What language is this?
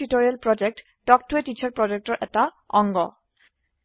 Assamese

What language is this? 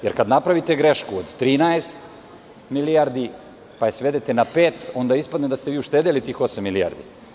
Serbian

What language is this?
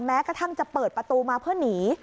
Thai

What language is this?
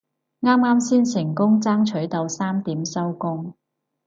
Cantonese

